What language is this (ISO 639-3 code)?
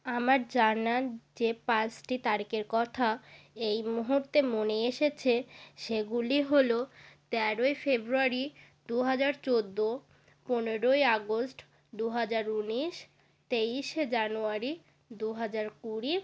ben